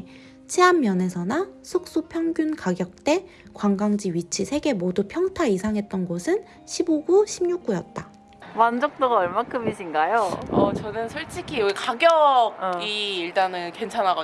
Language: Korean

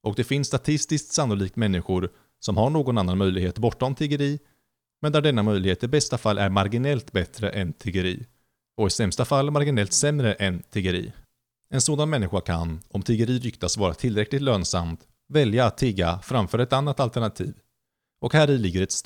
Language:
Swedish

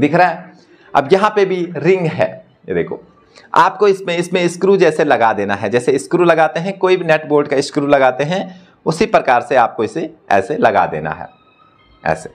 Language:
Hindi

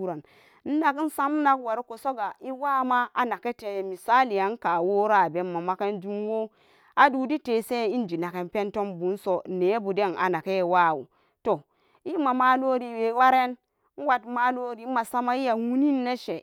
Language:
Samba Daka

